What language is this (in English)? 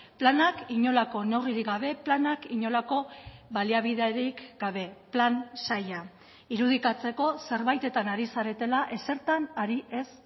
Basque